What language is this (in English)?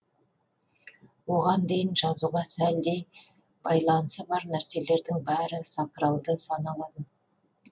Kazakh